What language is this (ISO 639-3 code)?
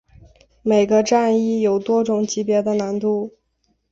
zho